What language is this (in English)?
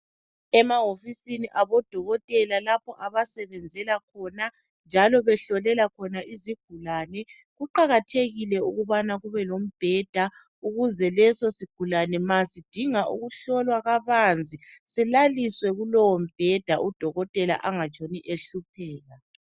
North Ndebele